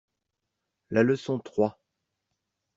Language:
French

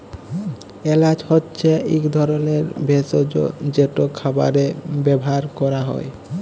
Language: Bangla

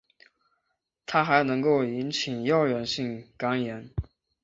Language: Chinese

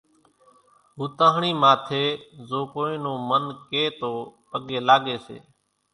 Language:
Kachi Koli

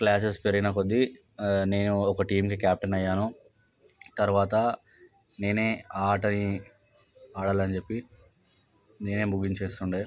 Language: Telugu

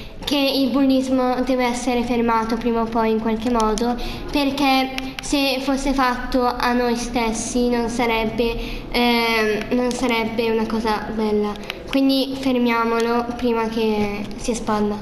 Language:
Italian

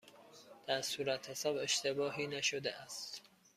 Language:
Persian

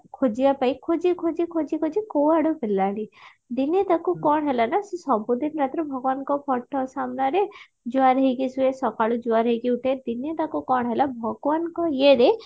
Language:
Odia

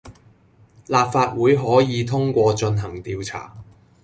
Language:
Cantonese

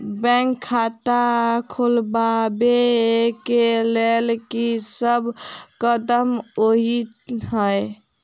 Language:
Maithili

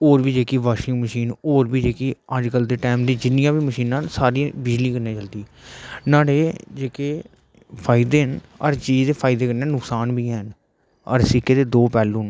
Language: Dogri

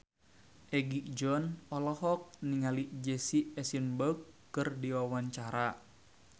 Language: Sundanese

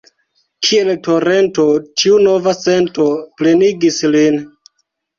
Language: Esperanto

